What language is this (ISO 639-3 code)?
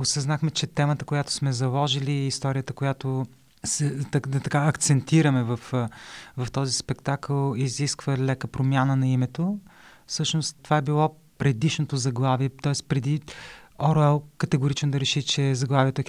bul